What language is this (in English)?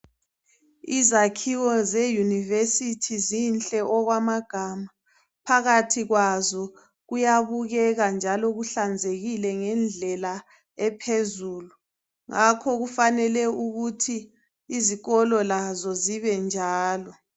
North Ndebele